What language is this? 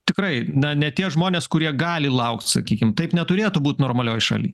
Lithuanian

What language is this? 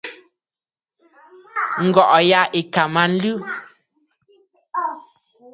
Bafut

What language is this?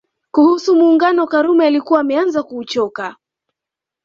Swahili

